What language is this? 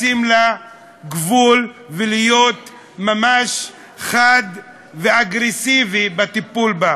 Hebrew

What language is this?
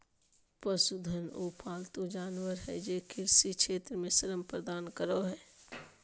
Magahi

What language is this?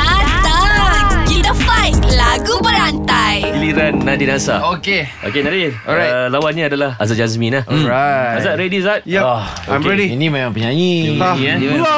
Malay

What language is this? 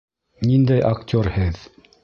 Bashkir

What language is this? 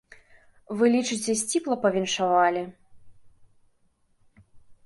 Belarusian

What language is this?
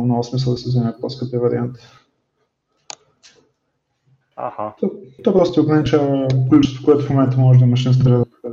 Bulgarian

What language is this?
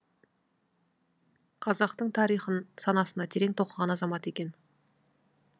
Kazakh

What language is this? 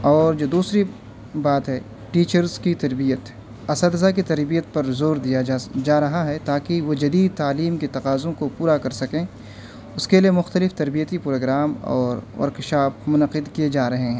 Urdu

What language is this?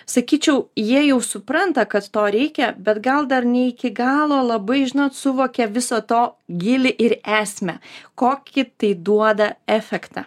Lithuanian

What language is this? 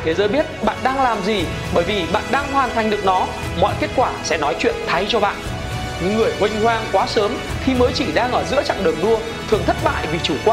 Vietnamese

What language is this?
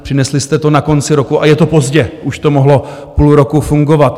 Czech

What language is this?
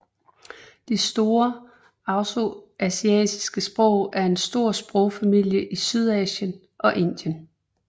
Danish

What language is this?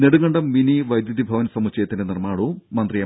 Malayalam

